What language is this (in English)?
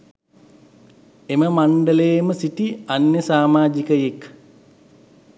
Sinhala